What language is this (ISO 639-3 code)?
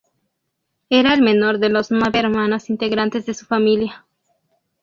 spa